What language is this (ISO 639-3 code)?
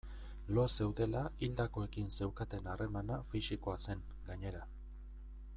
eus